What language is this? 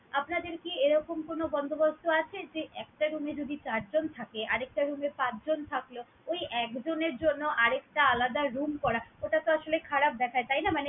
Bangla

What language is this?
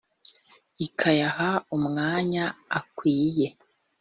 Kinyarwanda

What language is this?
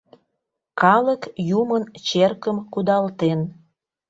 Mari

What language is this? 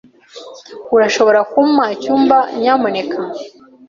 Kinyarwanda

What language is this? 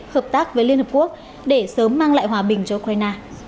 Vietnamese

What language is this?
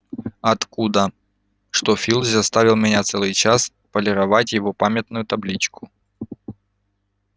Russian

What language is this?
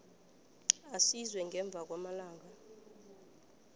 South Ndebele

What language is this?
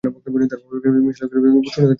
Bangla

